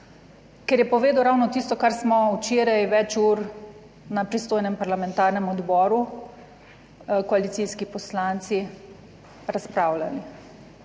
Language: Slovenian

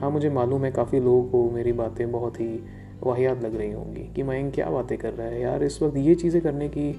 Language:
Hindi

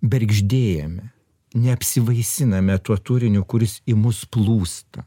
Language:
Lithuanian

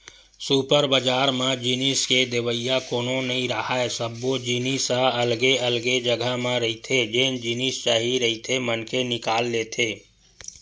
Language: Chhattisgarhi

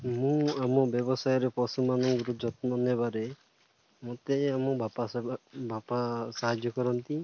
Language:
Odia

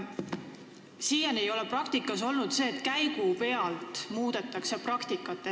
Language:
Estonian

